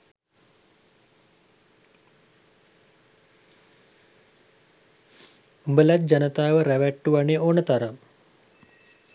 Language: Sinhala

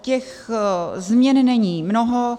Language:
Czech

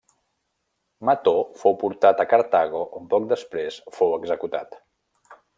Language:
Catalan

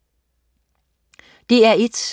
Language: Danish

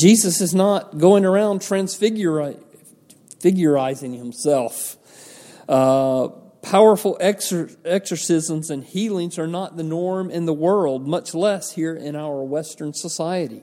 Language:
English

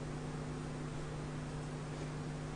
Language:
Hebrew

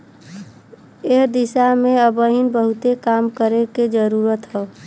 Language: Bhojpuri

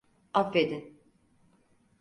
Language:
Turkish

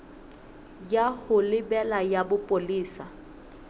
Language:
Southern Sotho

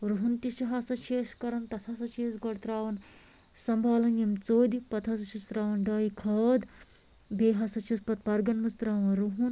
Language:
Kashmiri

